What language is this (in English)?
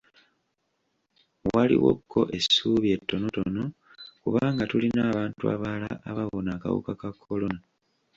Ganda